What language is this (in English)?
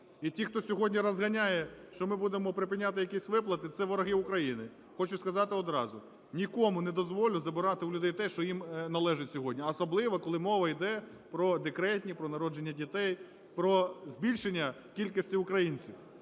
Ukrainian